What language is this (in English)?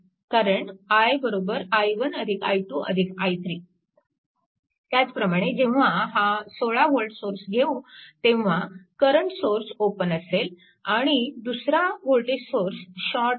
Marathi